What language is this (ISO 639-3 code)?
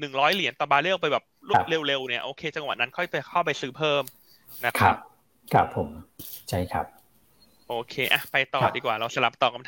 tha